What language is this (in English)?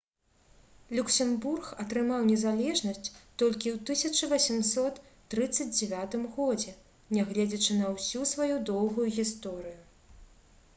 Belarusian